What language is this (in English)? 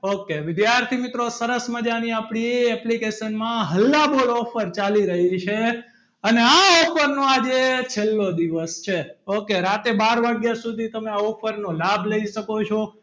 Gujarati